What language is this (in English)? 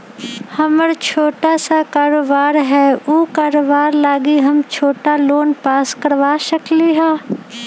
Magahi